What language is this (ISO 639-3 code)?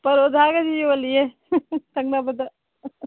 mni